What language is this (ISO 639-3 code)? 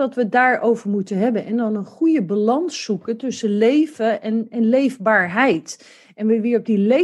nld